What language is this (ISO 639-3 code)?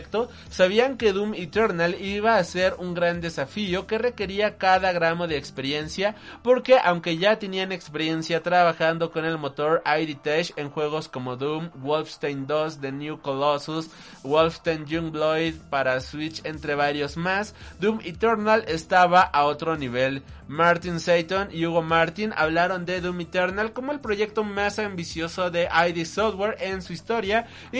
spa